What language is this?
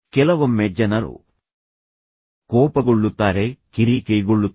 Kannada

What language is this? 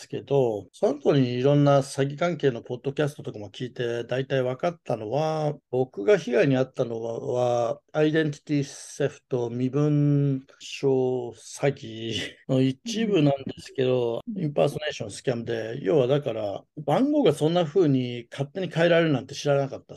Japanese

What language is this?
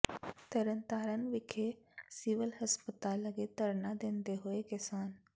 Punjabi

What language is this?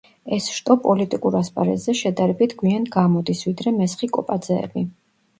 Georgian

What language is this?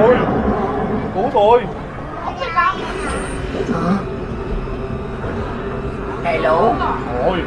Vietnamese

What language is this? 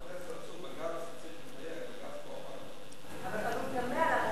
Hebrew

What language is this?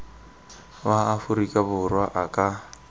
Tswana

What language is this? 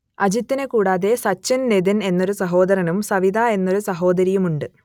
Malayalam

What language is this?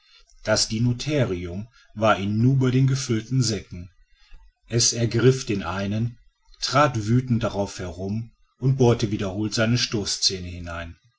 German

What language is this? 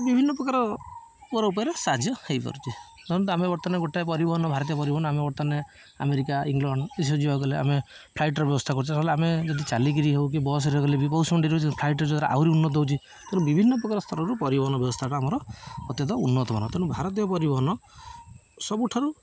Odia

